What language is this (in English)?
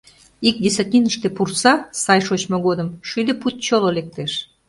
Mari